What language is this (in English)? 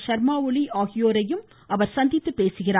Tamil